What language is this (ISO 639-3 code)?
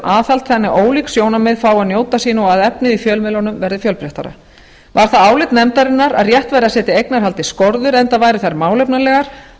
isl